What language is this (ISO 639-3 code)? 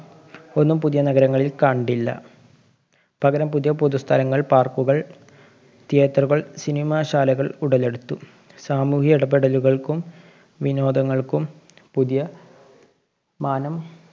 mal